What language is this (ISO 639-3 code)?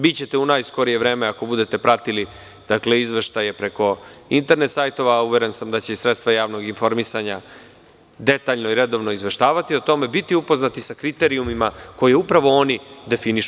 srp